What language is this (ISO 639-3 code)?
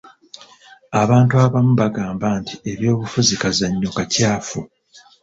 lug